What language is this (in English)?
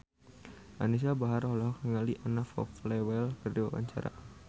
Sundanese